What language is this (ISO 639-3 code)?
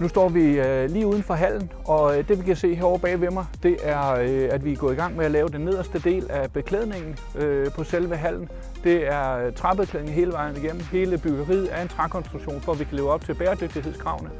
dan